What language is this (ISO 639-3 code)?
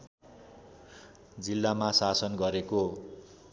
nep